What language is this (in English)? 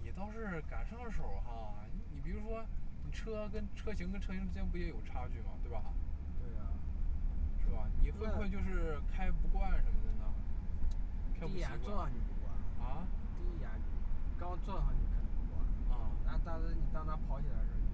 Chinese